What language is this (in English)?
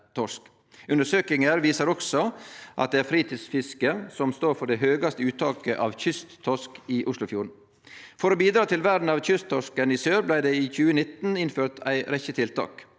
Norwegian